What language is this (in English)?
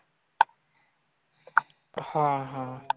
Marathi